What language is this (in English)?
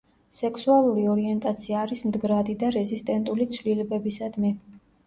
Georgian